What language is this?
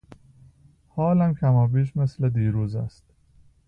Persian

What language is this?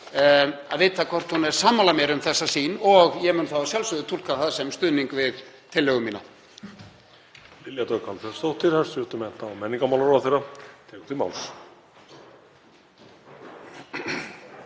Icelandic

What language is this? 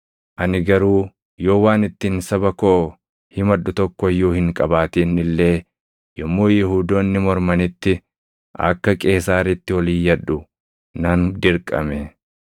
Oromo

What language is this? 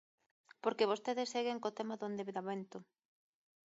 Galician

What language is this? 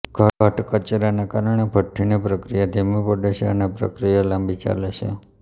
Gujarati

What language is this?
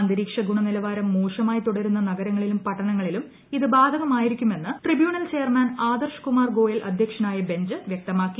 Malayalam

